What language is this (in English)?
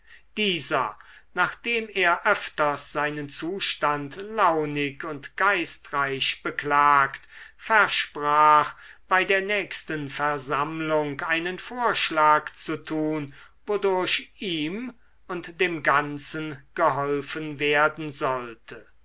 German